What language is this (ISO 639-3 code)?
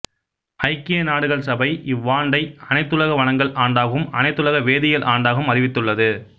tam